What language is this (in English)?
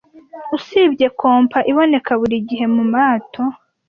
Kinyarwanda